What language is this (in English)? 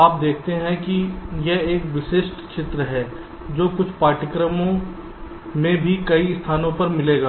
Hindi